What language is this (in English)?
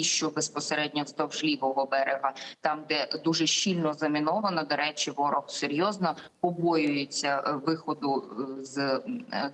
Ukrainian